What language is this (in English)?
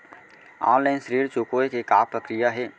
Chhattisgarhi